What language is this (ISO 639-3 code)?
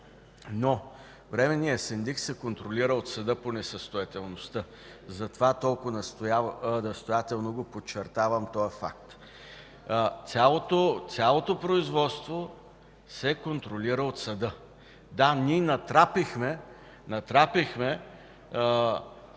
bul